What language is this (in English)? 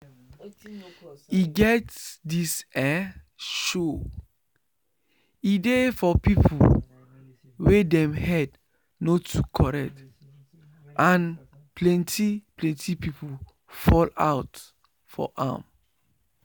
Nigerian Pidgin